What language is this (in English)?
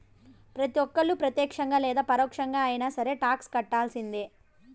Telugu